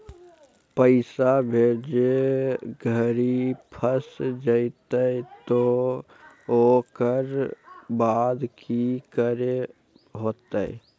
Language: Magahi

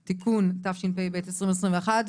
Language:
Hebrew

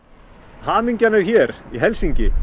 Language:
Icelandic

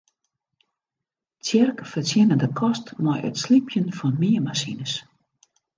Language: Western Frisian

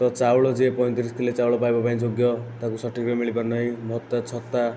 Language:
Odia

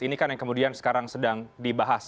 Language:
Indonesian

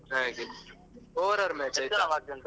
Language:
Kannada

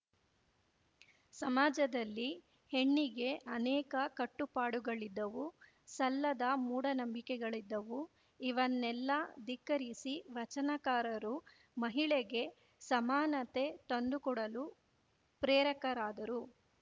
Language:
Kannada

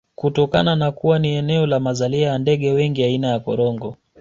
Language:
Swahili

